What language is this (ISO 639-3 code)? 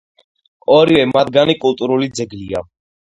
kat